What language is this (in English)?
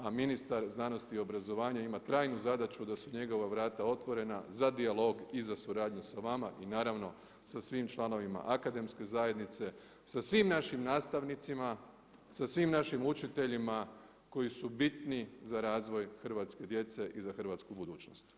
Croatian